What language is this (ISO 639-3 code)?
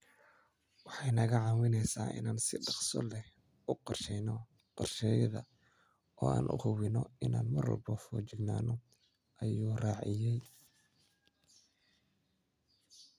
som